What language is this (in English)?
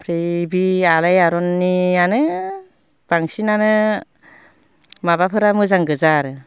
Bodo